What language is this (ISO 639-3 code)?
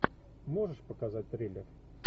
rus